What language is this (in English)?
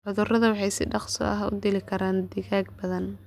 Somali